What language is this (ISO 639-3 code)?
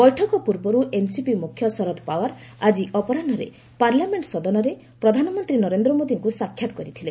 ori